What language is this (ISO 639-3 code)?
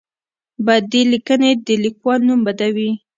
pus